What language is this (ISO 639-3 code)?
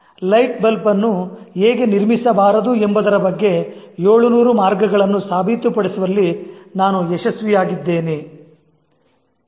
kan